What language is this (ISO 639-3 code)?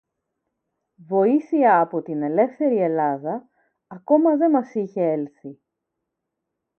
ell